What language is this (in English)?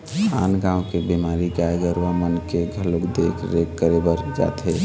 Chhattisgarhi